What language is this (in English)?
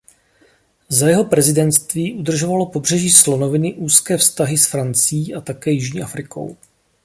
Czech